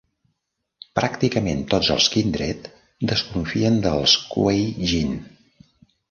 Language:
Catalan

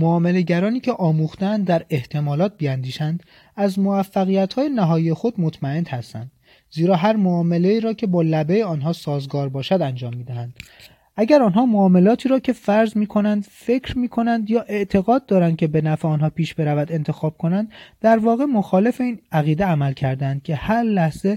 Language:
Persian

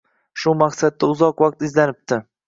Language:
Uzbek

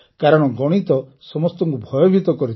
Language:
Odia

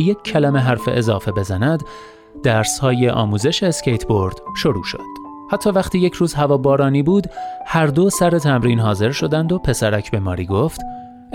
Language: Persian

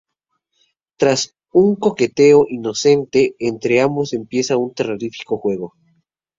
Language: Spanish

